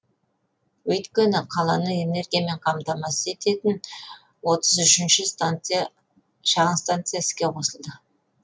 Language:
Kazakh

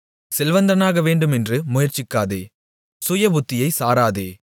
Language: Tamil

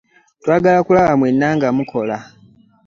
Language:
Ganda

